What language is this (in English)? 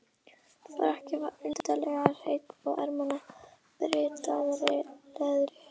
Icelandic